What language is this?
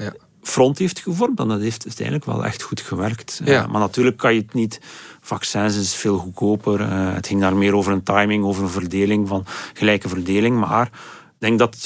Dutch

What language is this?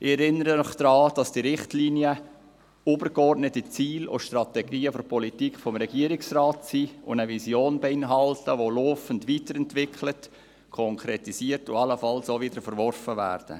Swiss German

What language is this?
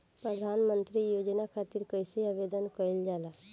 Bhojpuri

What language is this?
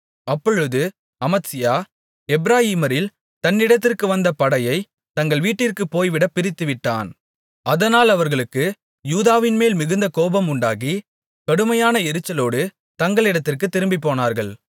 Tamil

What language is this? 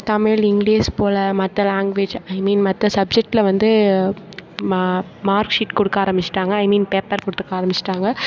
Tamil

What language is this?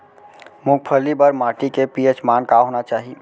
Chhattisgarhi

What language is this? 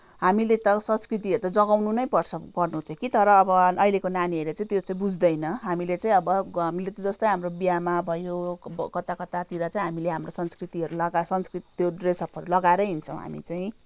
Nepali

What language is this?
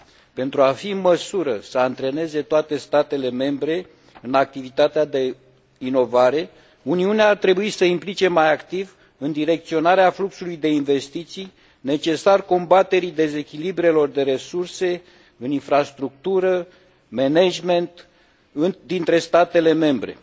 Romanian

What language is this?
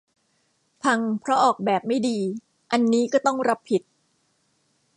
Thai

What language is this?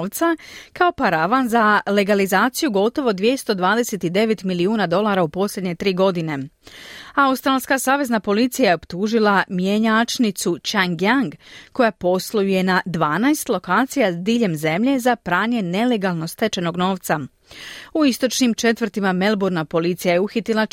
Croatian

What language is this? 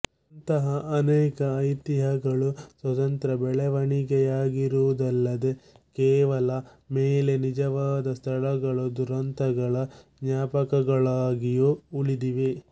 Kannada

